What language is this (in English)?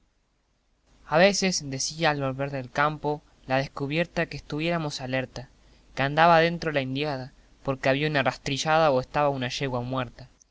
Spanish